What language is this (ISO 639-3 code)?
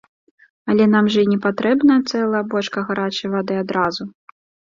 bel